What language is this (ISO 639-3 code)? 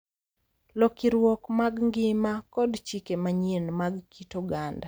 luo